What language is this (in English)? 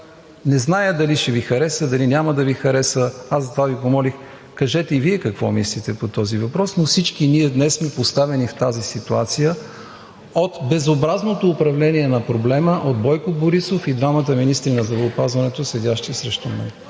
Bulgarian